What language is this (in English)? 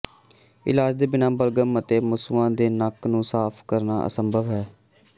Punjabi